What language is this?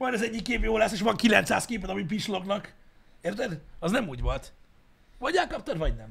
Hungarian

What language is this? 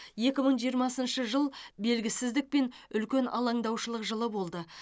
Kazakh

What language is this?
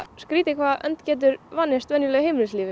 Icelandic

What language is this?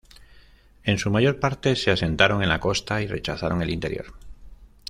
Spanish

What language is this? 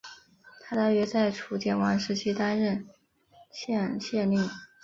Chinese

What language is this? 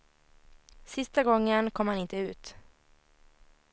Swedish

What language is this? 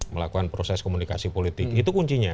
Indonesian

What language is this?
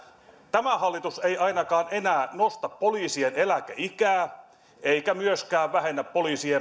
Finnish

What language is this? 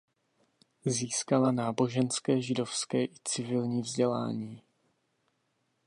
Czech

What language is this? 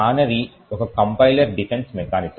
Telugu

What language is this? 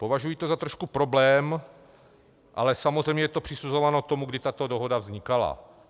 Czech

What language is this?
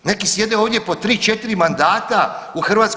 Croatian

